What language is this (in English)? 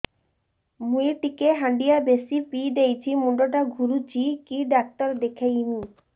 Odia